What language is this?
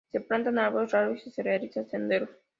Spanish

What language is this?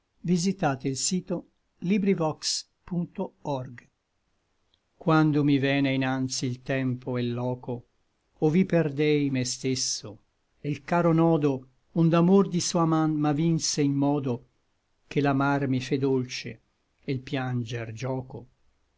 Italian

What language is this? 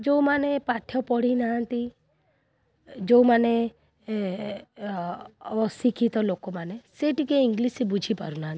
Odia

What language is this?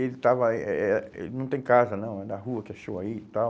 Portuguese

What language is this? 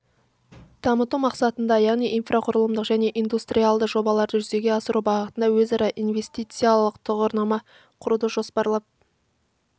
Kazakh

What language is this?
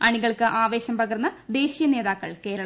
Malayalam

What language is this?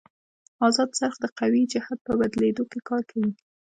Pashto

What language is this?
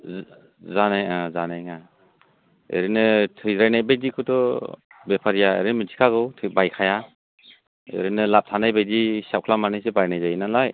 Bodo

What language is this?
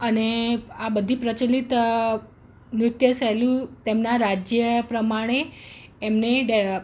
Gujarati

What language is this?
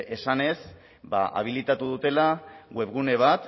Basque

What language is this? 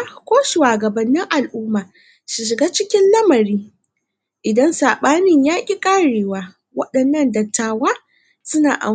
Hausa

